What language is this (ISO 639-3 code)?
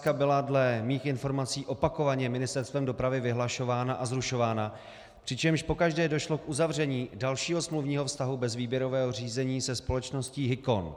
ces